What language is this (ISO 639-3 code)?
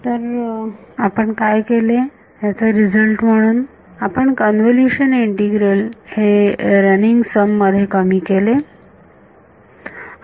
mar